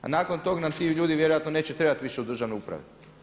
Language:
Croatian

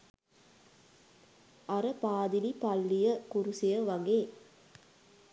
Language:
Sinhala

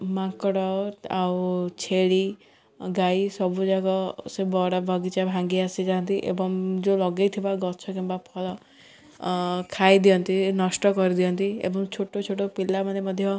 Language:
Odia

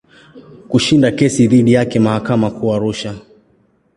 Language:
Swahili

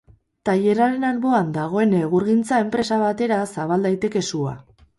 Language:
Basque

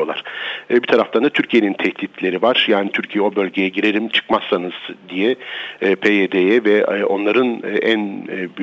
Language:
Turkish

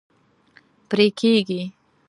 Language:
Pashto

